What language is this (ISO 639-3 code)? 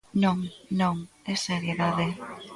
glg